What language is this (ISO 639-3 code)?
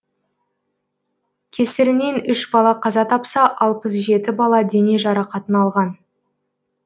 kaz